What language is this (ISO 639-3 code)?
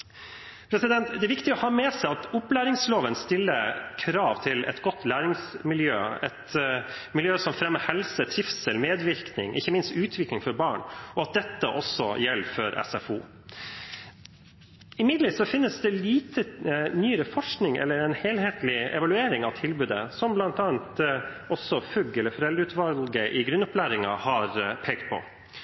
nob